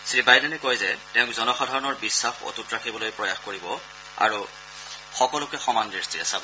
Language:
Assamese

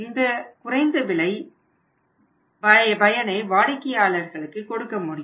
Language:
Tamil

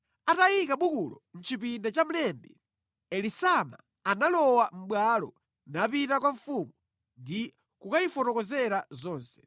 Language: Nyanja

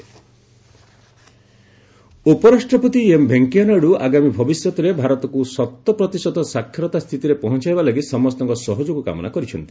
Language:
Odia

